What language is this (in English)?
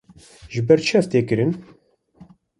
Kurdish